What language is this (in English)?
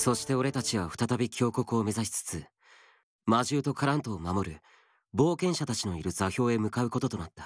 Japanese